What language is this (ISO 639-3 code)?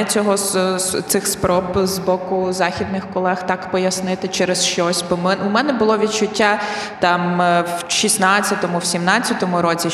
ukr